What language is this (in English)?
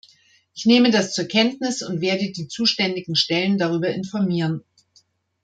German